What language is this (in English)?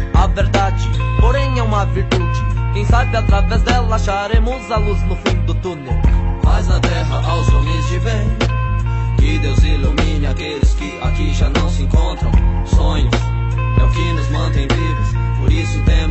Portuguese